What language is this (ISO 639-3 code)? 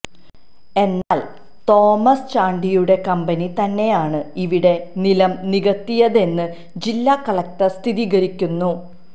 mal